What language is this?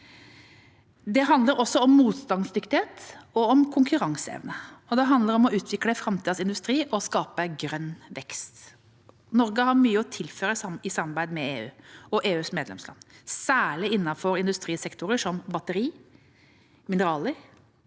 Norwegian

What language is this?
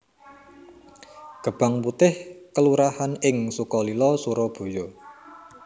Javanese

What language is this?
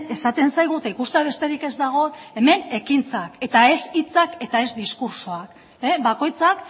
Basque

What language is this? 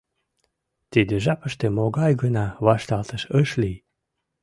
Mari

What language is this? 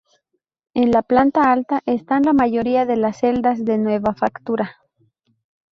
Spanish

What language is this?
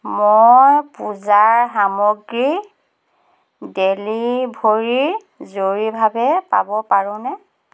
Assamese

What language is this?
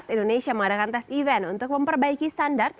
Indonesian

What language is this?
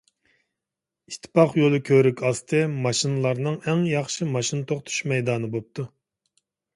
Uyghur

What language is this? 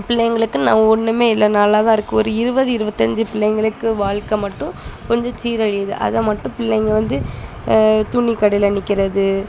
Tamil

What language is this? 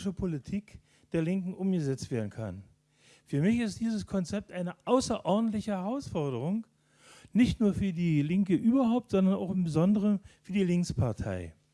German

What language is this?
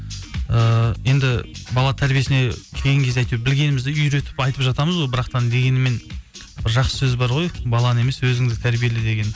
Kazakh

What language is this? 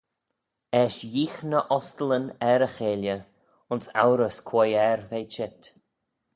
Manx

